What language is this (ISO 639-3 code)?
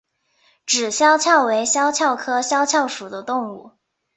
zho